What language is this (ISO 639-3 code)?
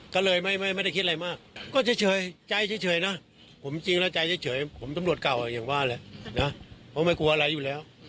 tha